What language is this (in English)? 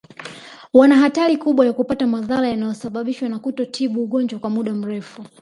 Swahili